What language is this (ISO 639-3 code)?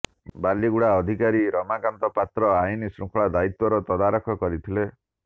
ori